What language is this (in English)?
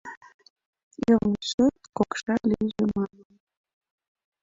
Mari